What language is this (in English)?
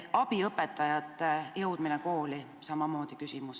Estonian